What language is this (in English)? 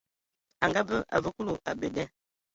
Ewondo